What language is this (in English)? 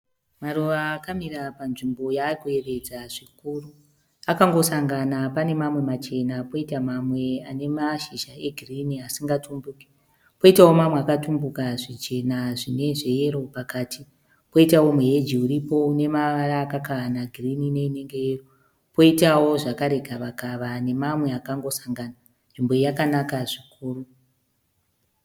Shona